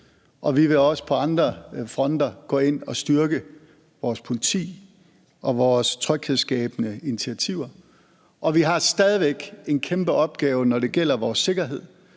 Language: Danish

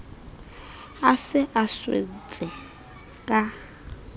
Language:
Southern Sotho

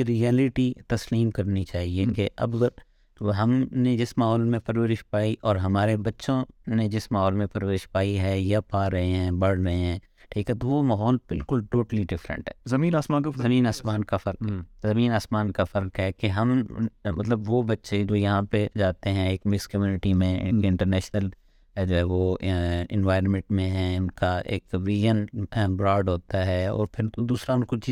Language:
Urdu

